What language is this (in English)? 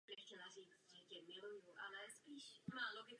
Czech